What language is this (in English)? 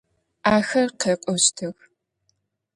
Adyghe